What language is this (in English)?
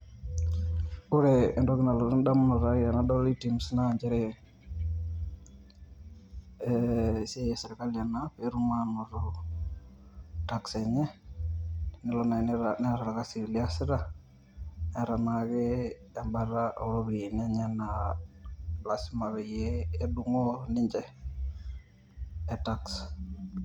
Masai